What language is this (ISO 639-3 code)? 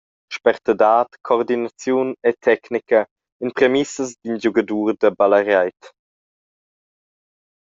roh